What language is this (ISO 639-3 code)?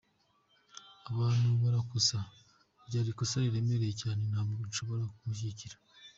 kin